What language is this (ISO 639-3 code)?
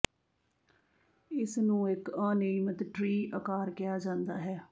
pan